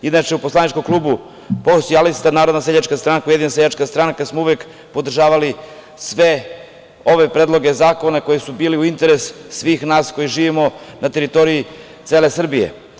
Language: Serbian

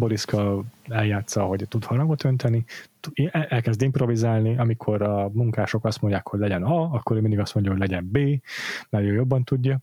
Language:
Hungarian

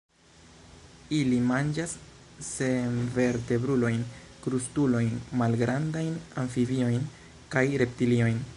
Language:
Esperanto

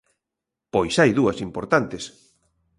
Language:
Galician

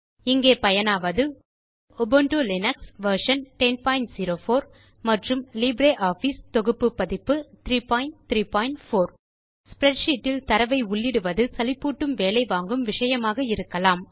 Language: Tamil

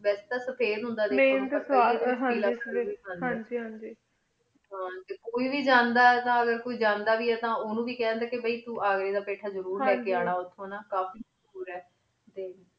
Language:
Punjabi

